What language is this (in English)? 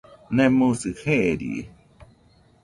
Nüpode Huitoto